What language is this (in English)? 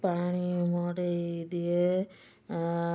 Odia